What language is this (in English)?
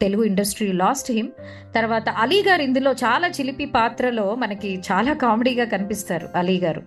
Telugu